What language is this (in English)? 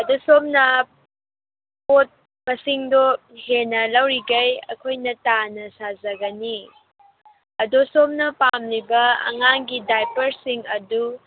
Manipuri